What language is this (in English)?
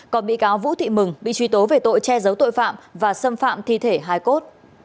Vietnamese